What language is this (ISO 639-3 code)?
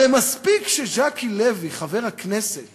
heb